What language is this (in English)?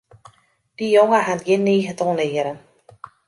Western Frisian